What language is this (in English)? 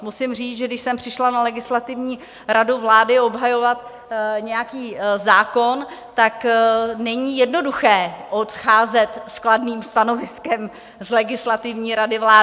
Czech